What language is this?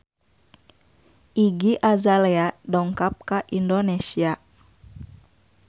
Sundanese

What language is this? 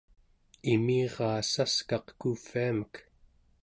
Central Yupik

